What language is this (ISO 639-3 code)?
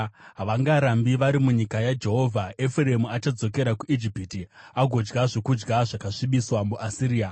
sna